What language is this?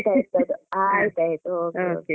Kannada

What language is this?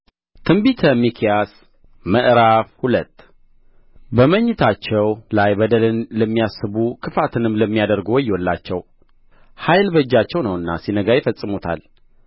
Amharic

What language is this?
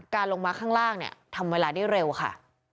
Thai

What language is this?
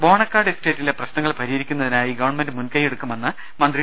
Malayalam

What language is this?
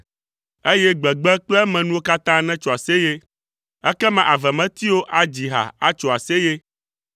Ewe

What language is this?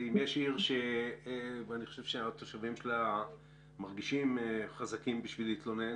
Hebrew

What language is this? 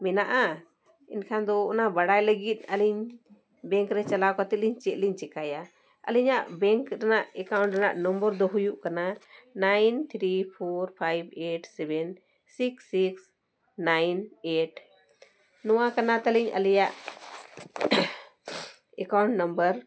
Santali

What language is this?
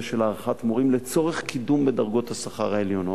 Hebrew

